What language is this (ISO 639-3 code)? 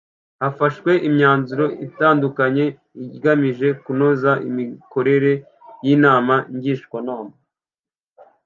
kin